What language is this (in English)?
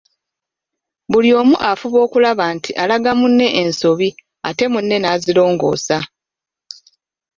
Ganda